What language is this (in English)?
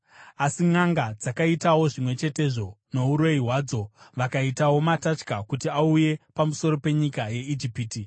Shona